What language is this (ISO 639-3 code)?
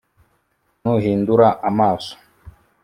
kin